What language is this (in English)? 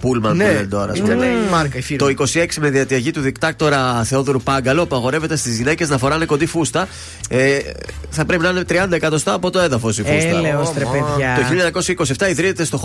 Greek